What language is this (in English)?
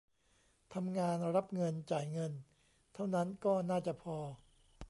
Thai